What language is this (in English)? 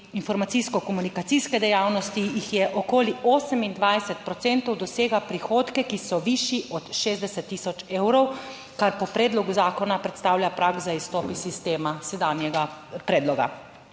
Slovenian